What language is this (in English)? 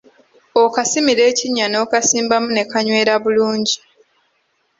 Ganda